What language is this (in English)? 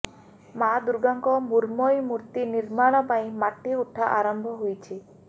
Odia